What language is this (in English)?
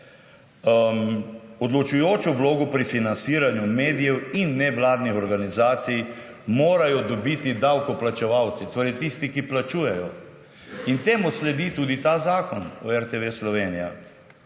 Slovenian